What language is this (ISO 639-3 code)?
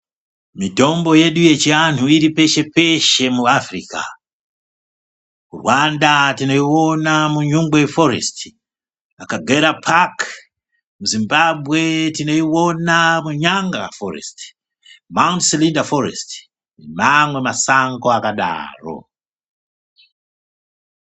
ndc